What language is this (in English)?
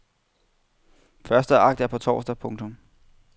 Danish